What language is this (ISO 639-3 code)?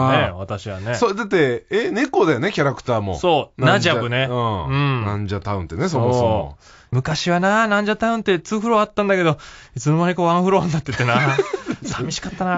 jpn